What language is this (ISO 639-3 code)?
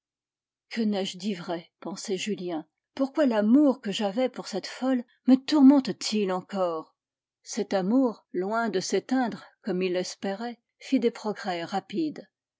fra